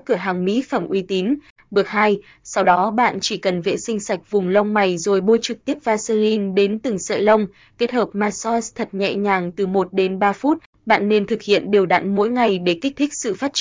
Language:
Vietnamese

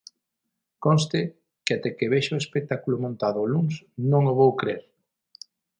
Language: Galician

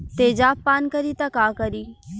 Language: Bhojpuri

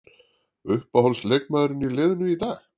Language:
Icelandic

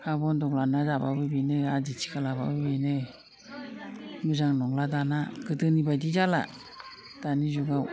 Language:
Bodo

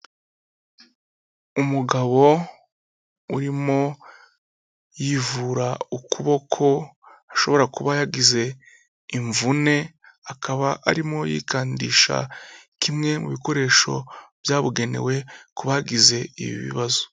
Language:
Kinyarwanda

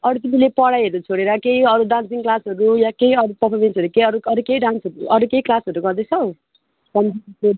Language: Nepali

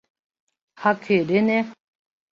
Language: Mari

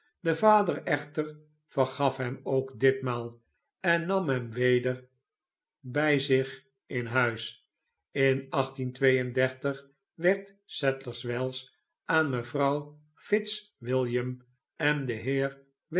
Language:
Dutch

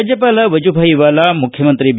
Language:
Kannada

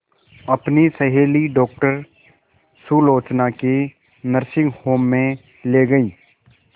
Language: Hindi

